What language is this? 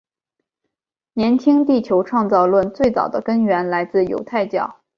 Chinese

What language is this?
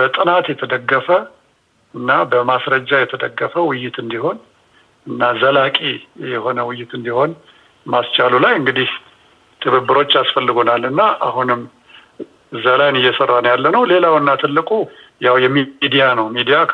Amharic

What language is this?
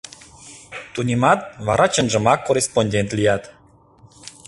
Mari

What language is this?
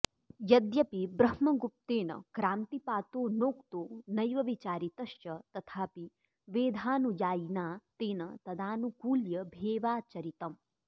Sanskrit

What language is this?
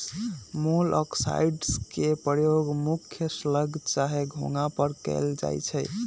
Magahi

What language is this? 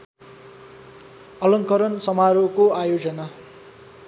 Nepali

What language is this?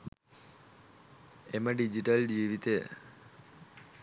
Sinhala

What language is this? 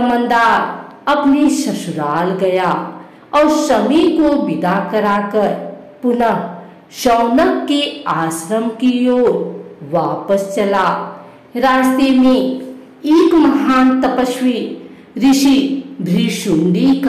Hindi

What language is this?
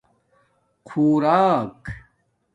Domaaki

